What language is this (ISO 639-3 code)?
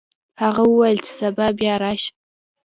pus